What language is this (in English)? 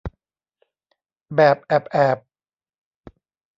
Thai